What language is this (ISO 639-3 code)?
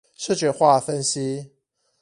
zho